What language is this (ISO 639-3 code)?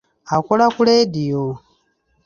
lug